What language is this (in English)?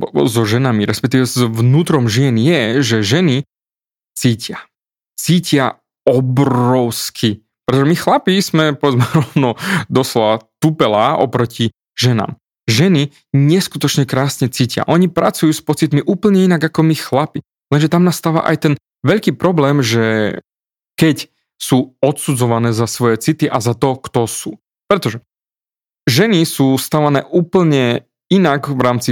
Slovak